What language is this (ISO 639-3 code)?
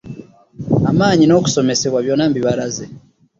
lug